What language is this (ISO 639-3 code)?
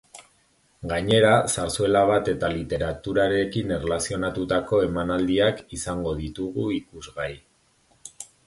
eus